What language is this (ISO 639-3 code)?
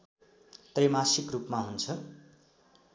nep